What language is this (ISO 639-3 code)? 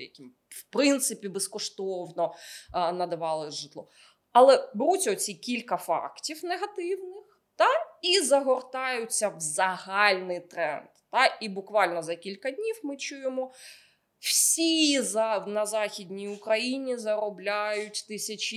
ukr